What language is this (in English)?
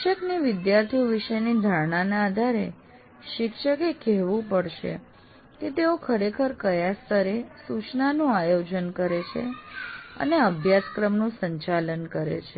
Gujarati